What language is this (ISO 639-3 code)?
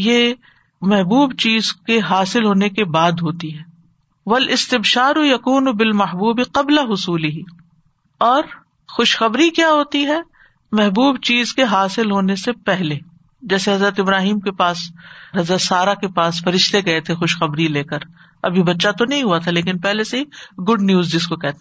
urd